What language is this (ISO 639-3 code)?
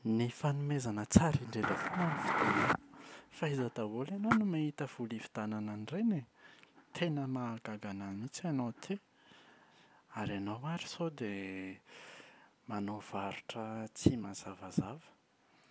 mlg